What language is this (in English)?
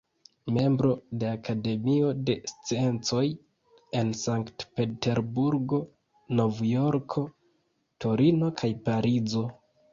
Esperanto